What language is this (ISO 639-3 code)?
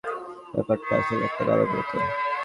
ben